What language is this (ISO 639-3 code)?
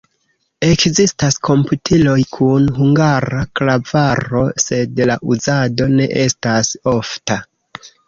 epo